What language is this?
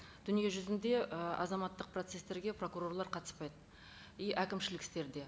Kazakh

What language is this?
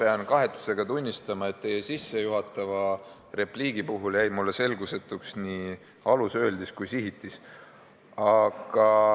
Estonian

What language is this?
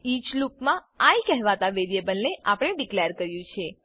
Gujarati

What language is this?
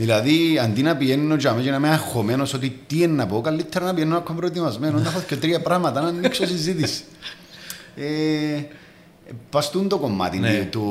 Greek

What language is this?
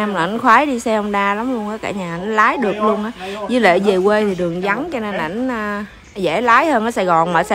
Vietnamese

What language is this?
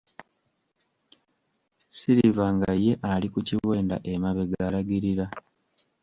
Ganda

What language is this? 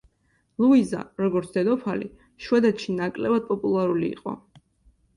Georgian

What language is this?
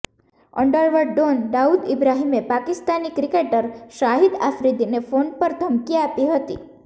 Gujarati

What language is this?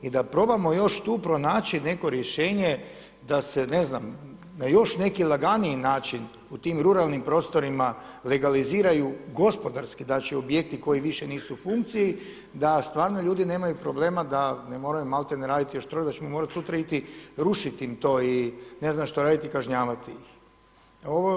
Croatian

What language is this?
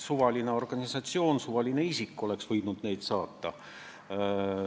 Estonian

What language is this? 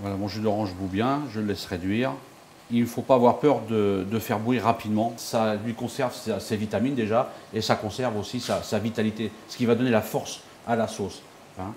French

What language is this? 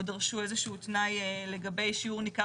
Hebrew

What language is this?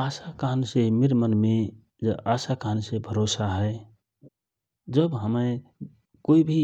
Rana Tharu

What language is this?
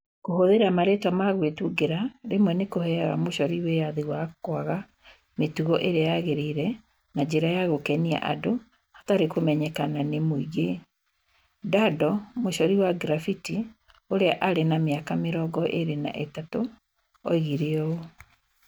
Kikuyu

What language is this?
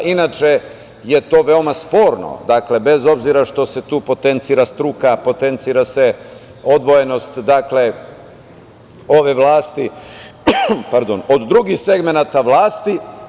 Serbian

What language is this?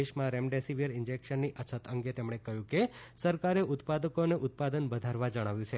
Gujarati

